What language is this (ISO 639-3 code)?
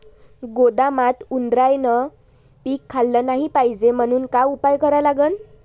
mar